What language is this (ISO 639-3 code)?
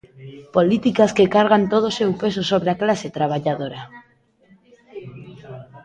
glg